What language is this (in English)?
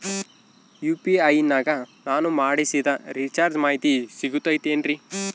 Kannada